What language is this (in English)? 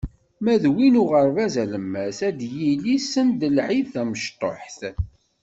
Kabyle